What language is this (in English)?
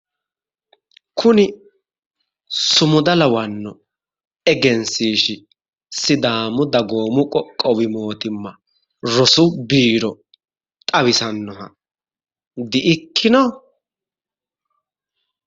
Sidamo